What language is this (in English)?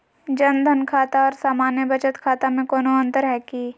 Magahi